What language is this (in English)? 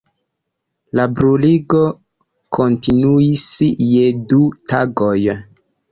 Esperanto